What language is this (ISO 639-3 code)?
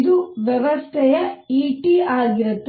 kan